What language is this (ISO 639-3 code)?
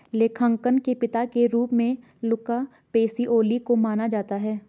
hin